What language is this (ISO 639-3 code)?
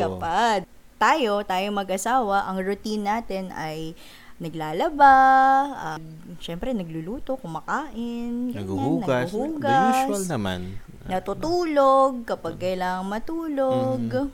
fil